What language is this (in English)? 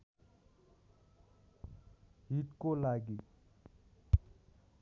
Nepali